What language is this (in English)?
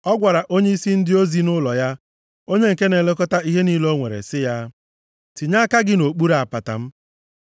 Igbo